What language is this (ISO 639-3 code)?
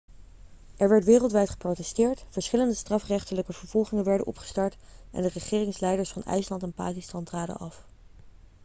nld